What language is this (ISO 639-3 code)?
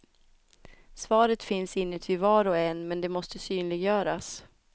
swe